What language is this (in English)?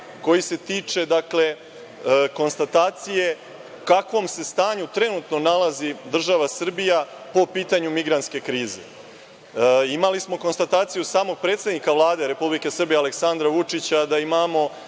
Serbian